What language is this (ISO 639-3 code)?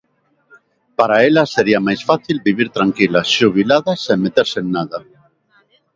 glg